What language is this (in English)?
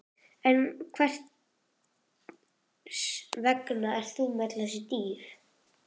Icelandic